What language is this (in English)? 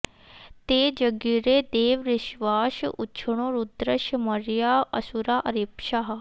Sanskrit